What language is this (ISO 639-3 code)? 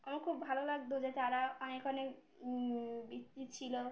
ben